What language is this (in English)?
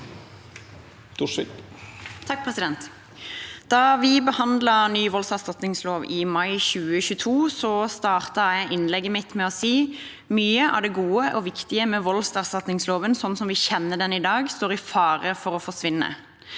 Norwegian